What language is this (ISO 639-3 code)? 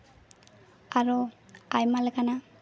sat